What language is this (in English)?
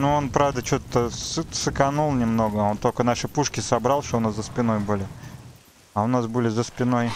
Russian